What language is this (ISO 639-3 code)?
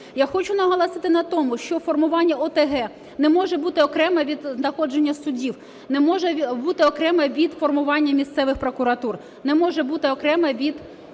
ukr